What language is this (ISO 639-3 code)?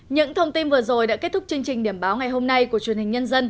vie